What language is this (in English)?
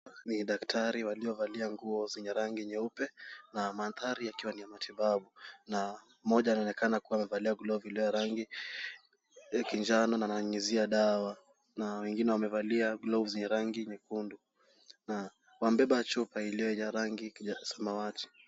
Swahili